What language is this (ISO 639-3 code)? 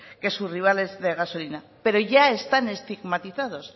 spa